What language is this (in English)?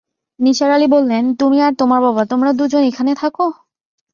Bangla